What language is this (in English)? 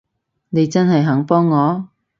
Cantonese